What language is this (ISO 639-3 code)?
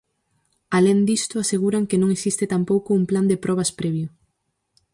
glg